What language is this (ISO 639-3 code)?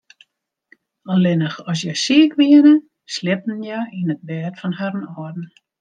fry